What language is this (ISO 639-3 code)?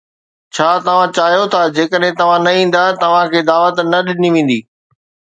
snd